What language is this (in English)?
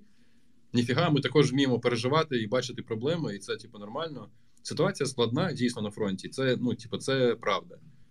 Ukrainian